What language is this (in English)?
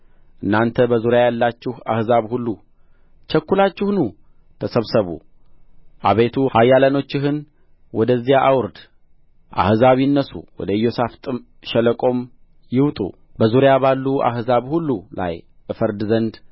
Amharic